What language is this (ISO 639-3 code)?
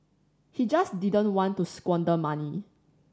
eng